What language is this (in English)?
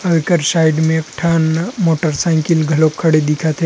Chhattisgarhi